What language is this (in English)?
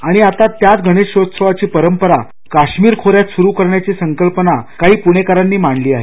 Marathi